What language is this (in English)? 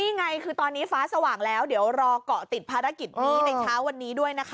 Thai